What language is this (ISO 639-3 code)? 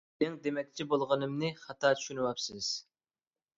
uig